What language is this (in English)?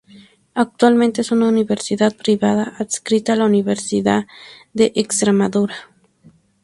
Spanish